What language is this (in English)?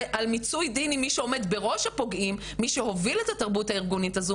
Hebrew